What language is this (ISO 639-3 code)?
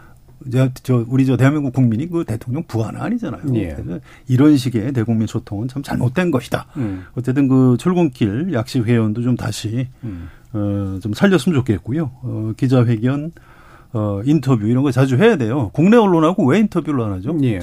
kor